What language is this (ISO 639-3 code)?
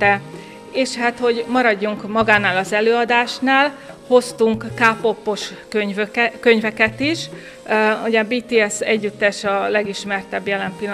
hun